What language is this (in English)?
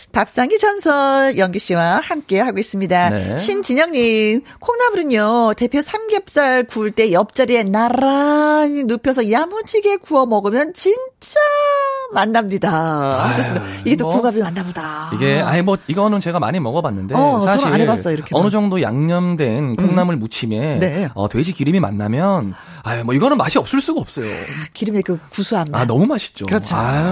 Korean